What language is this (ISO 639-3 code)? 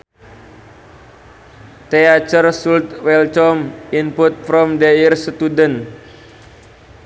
sun